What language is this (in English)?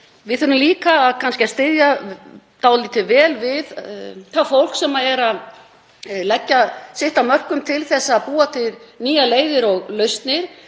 Icelandic